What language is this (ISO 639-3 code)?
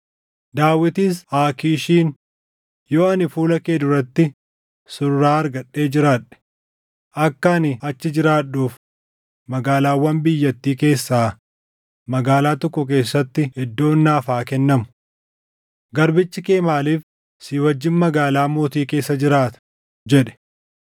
orm